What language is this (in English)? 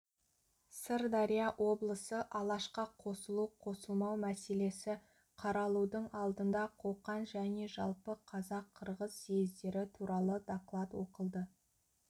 Kazakh